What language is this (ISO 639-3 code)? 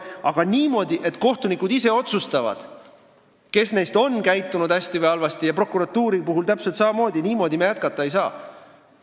est